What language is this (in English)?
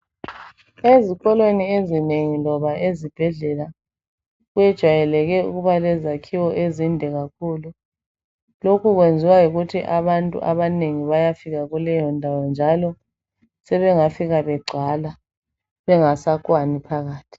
North Ndebele